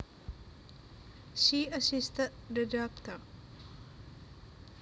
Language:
Javanese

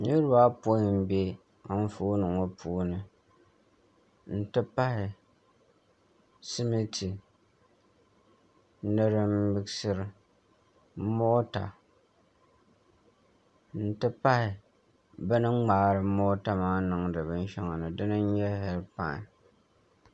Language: Dagbani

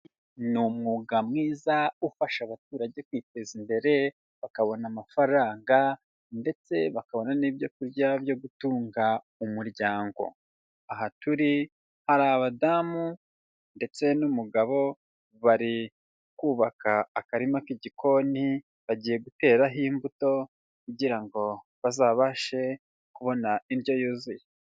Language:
Kinyarwanda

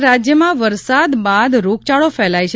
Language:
Gujarati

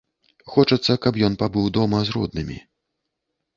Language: Belarusian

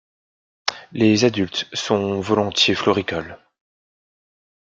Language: French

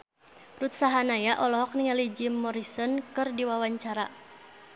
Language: Sundanese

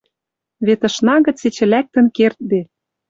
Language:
Western Mari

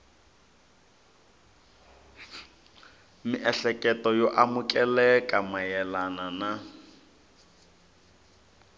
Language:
Tsonga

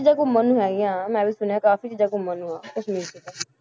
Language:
Punjabi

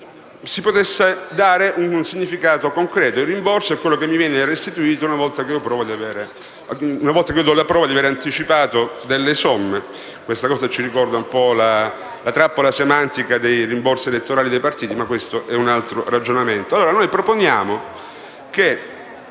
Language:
Italian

